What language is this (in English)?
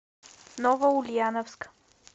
Russian